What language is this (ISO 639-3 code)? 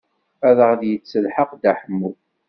kab